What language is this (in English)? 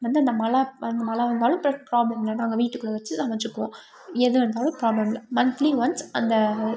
Tamil